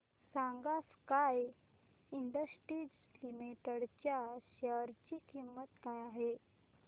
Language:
Marathi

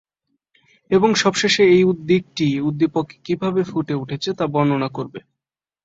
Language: Bangla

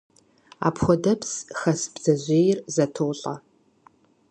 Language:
Kabardian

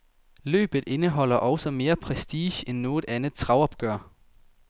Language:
Danish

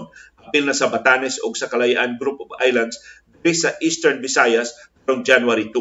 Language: Filipino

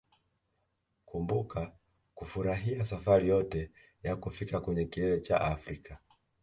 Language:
Swahili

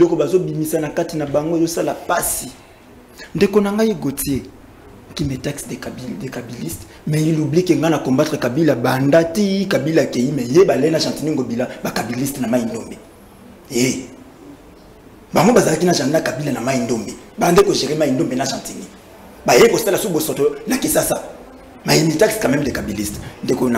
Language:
French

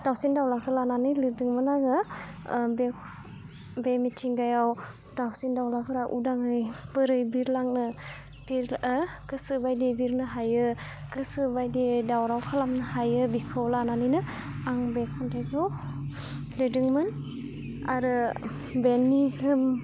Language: Bodo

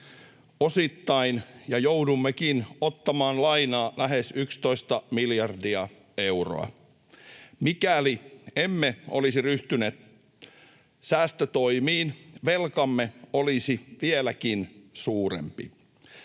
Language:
Finnish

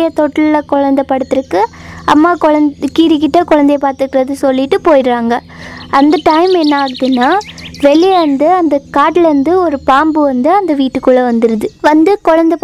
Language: Tamil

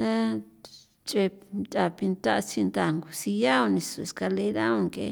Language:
San Felipe Otlaltepec Popoloca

